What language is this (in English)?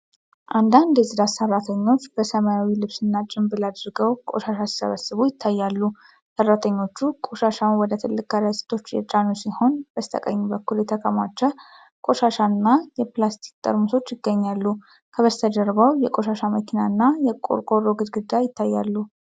Amharic